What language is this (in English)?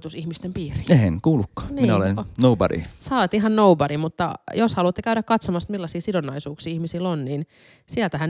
Finnish